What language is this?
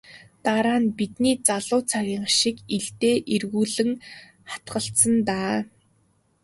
Mongolian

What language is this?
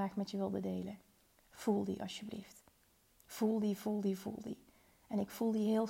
Dutch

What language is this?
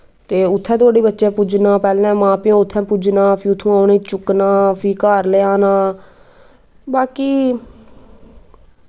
Dogri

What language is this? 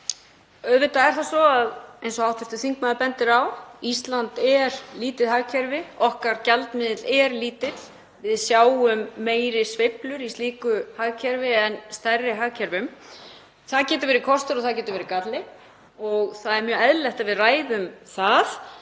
Icelandic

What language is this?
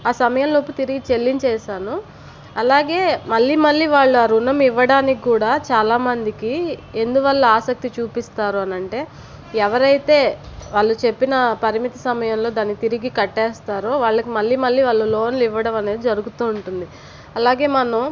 Telugu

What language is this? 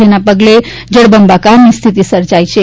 Gujarati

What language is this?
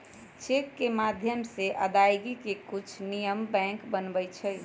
Magahi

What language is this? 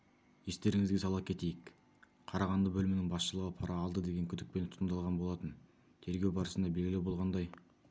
Kazakh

